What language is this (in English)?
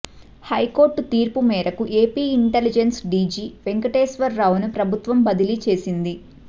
Telugu